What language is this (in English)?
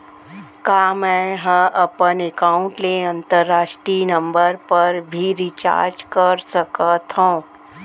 Chhattisgarhi